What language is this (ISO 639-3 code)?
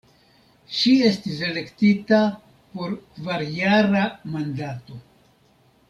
epo